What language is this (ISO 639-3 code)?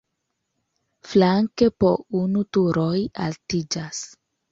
epo